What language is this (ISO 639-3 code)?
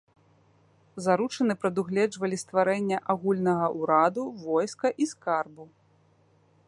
bel